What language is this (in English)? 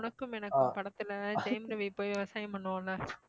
Tamil